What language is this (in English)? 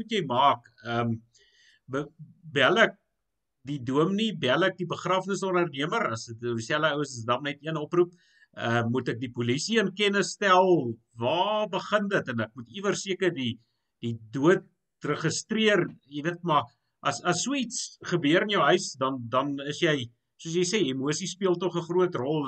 Dutch